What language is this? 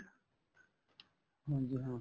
Punjabi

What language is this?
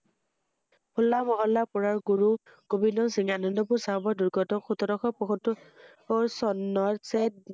Assamese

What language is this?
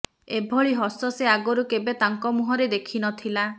Odia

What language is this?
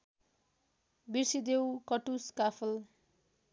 Nepali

